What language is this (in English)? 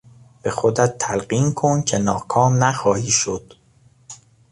Persian